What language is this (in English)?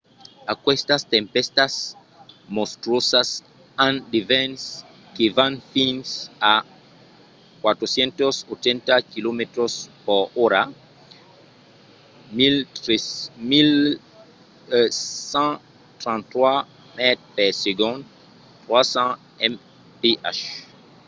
Occitan